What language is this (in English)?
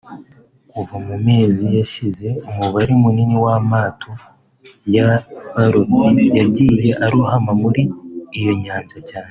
Kinyarwanda